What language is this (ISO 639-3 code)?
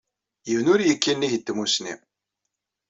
kab